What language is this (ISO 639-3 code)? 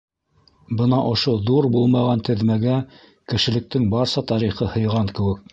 bak